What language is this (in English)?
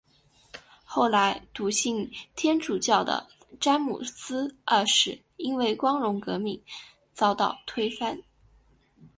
Chinese